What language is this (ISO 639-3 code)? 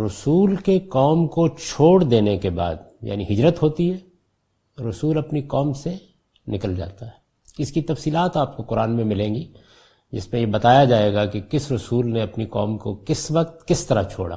urd